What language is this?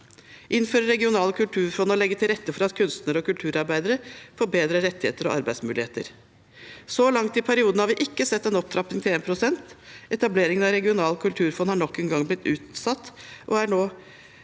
Norwegian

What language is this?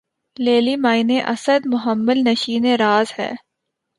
Urdu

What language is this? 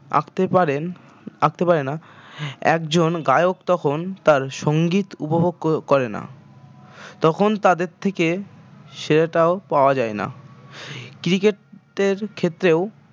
Bangla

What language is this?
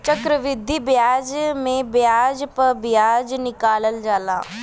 Bhojpuri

